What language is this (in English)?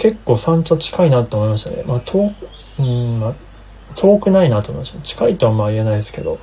Japanese